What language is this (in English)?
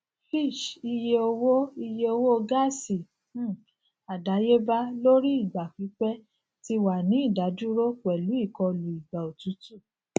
Yoruba